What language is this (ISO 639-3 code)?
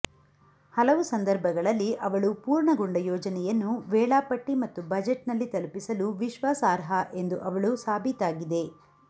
kan